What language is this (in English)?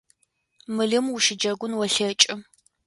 Adyghe